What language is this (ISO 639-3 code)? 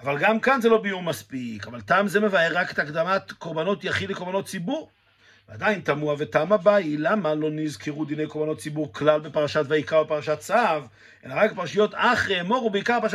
heb